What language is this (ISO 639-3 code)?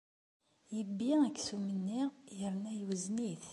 kab